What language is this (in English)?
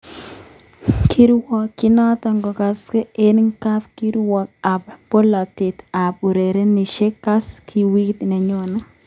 Kalenjin